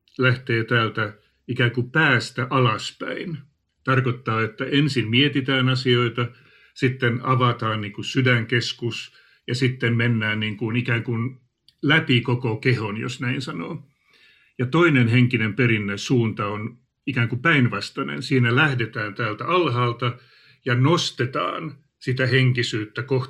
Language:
Finnish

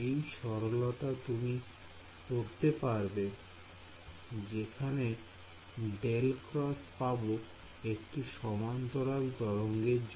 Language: Bangla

